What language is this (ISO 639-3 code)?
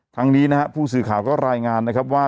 tha